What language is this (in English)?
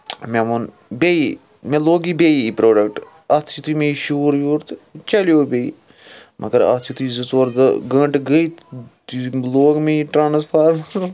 Kashmiri